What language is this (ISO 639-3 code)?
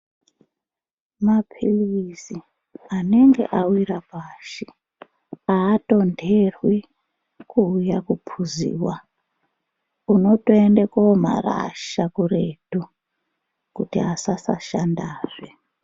ndc